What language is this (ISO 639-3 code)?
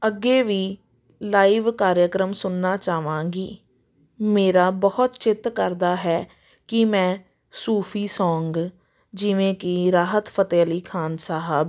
pan